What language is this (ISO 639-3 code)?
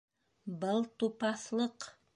bak